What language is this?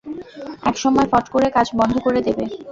Bangla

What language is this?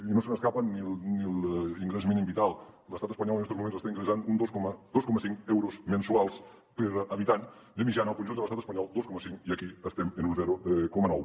Catalan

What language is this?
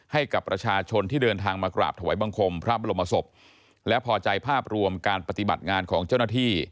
Thai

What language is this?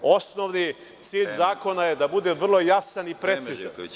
Serbian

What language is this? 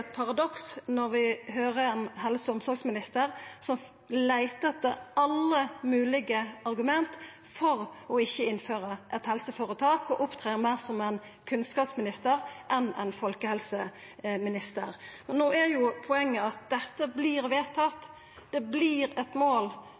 Norwegian Nynorsk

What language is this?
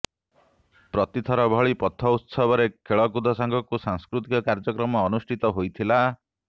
Odia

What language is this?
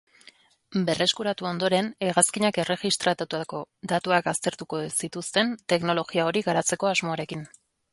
Basque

